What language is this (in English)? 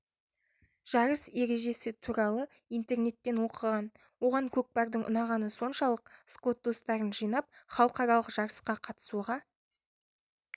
Kazakh